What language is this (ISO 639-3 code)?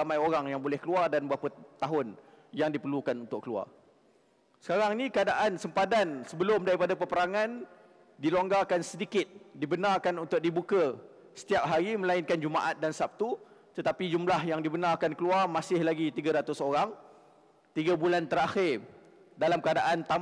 msa